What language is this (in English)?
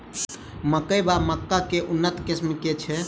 Maithili